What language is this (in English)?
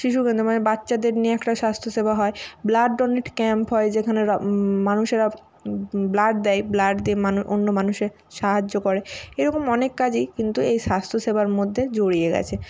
Bangla